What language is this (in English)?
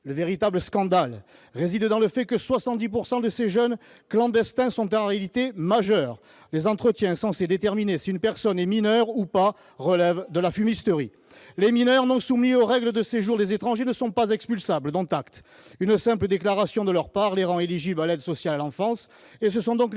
French